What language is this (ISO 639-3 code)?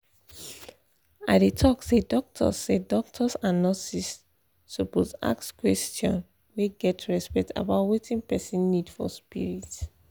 pcm